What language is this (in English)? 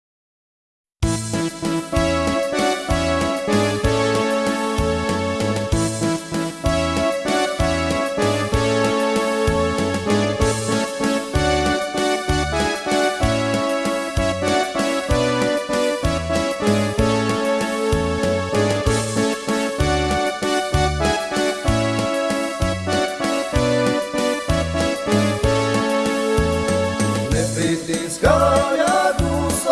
Slovak